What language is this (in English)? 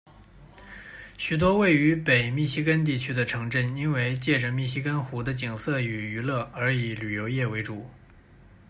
Chinese